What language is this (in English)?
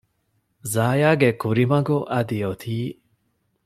Divehi